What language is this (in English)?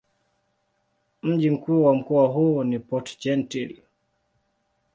Swahili